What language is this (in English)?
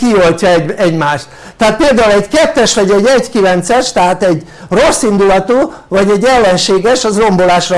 Hungarian